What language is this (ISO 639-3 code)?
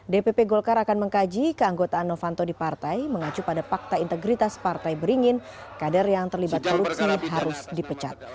ind